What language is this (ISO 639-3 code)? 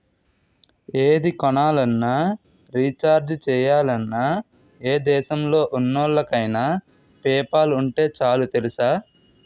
tel